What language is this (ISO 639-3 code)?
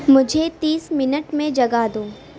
urd